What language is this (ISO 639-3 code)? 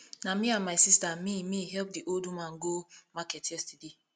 pcm